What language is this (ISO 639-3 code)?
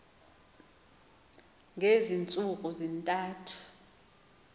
xho